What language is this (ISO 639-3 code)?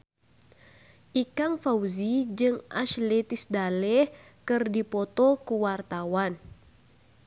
sun